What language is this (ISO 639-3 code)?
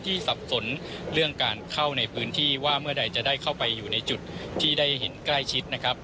tha